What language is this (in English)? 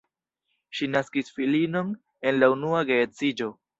Esperanto